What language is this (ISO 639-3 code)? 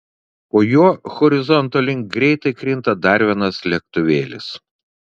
lit